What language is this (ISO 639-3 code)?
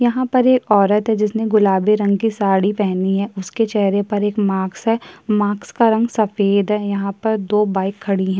hin